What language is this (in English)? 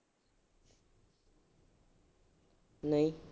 Punjabi